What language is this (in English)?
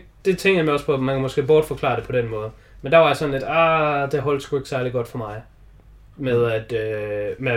Danish